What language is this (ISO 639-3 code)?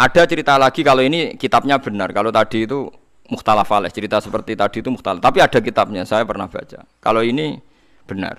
ind